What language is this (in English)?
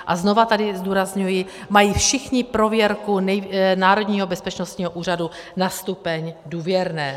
Czech